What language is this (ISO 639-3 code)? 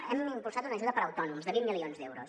cat